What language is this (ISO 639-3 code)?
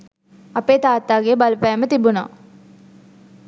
sin